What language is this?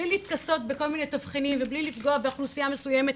Hebrew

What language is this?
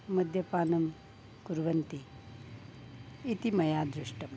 Sanskrit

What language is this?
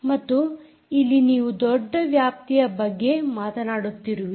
Kannada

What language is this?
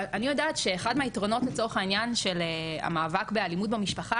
Hebrew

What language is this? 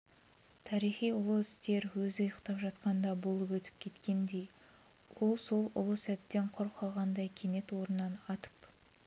Kazakh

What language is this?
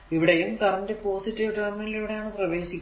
Malayalam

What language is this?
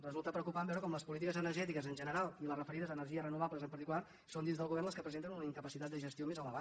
Catalan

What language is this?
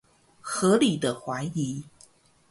Chinese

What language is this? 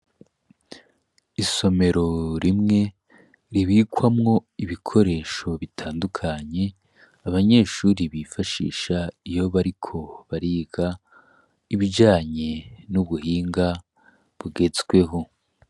Rundi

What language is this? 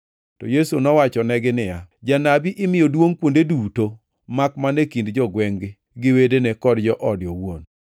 Luo (Kenya and Tanzania)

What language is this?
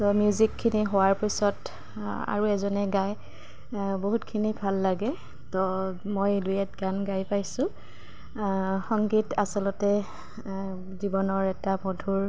Assamese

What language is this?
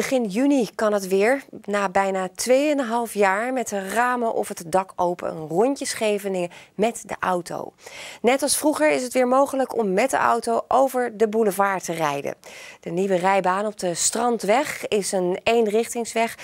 Dutch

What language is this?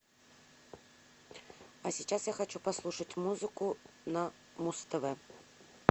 Russian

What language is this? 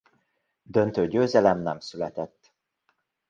Hungarian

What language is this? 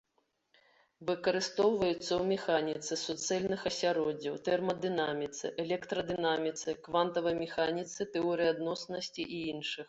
Belarusian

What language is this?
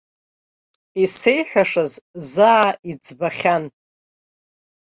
Abkhazian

